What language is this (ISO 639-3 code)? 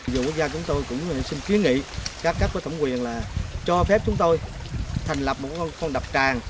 vie